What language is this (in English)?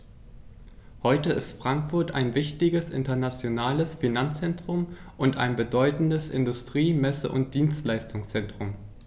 German